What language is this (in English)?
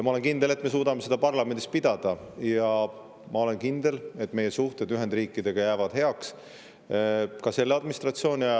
Estonian